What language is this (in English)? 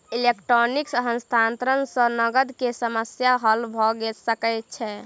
Maithili